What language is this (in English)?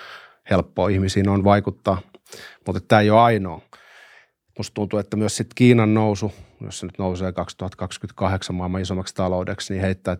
Finnish